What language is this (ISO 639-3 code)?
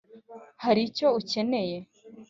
kin